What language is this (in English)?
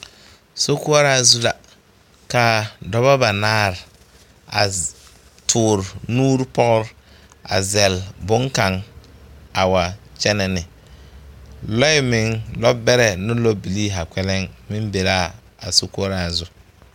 Southern Dagaare